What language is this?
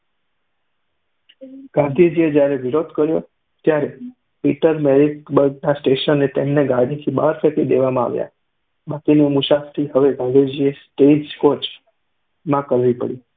Gujarati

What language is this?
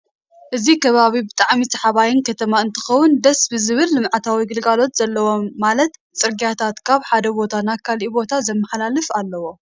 Tigrinya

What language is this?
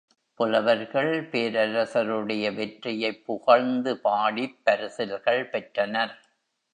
Tamil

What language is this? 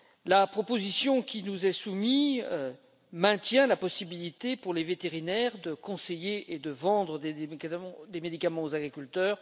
French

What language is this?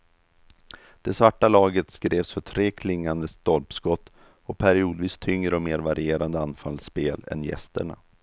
Swedish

